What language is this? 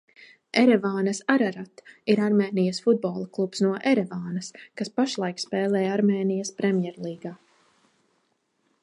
Latvian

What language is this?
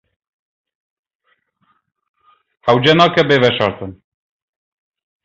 Kurdish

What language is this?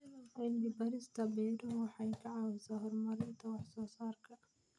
Somali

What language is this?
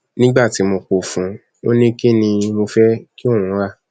Yoruba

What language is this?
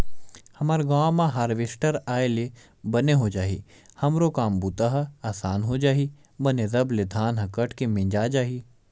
Chhattisgarhi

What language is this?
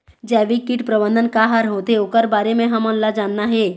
Chhattisgarhi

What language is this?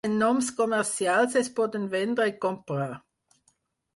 Catalan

